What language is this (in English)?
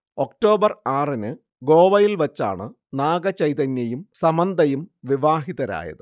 Malayalam